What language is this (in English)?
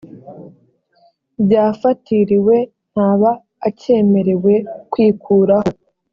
Kinyarwanda